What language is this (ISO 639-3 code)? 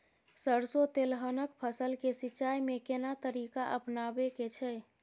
mai